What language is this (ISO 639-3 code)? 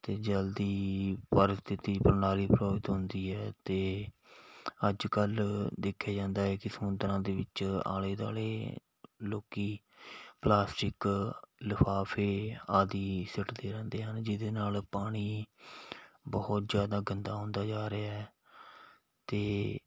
pan